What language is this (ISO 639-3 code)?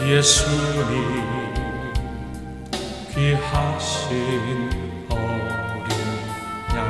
tur